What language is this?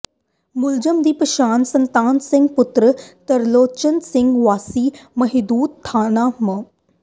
Punjabi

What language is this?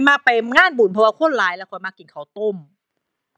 Thai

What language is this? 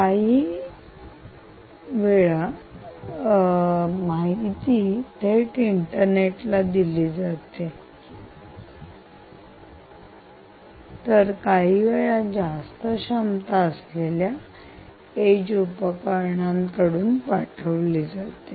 Marathi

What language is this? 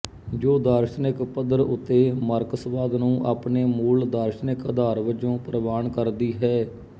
Punjabi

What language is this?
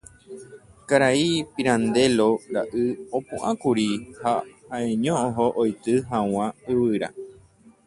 Guarani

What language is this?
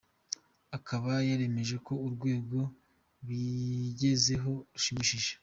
Kinyarwanda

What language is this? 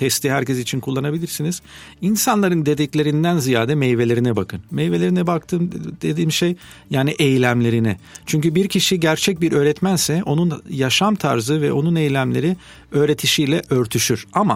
Turkish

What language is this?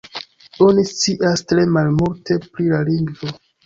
Esperanto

